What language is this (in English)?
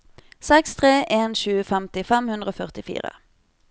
Norwegian